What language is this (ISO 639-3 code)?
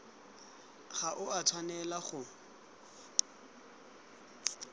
tsn